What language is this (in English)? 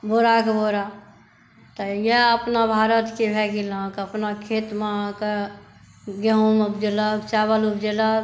Maithili